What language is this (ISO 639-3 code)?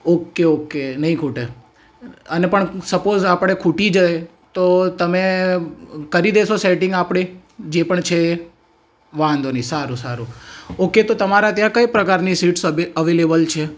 guj